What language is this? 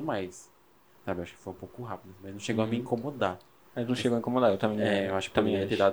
Portuguese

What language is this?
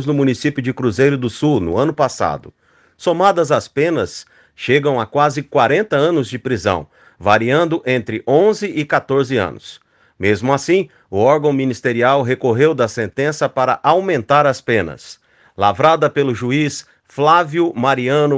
Portuguese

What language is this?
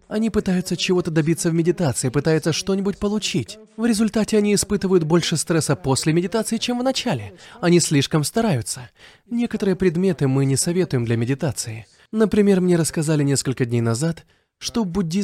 Russian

